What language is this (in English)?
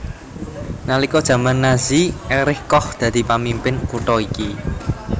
Javanese